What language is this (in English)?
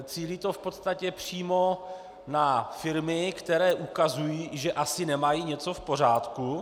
Czech